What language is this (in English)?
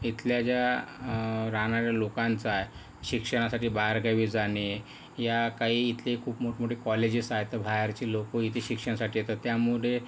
Marathi